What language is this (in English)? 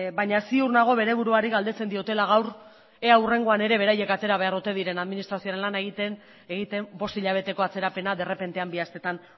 Basque